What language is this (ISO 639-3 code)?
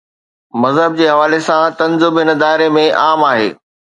snd